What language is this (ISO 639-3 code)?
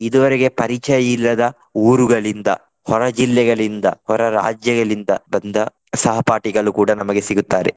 kan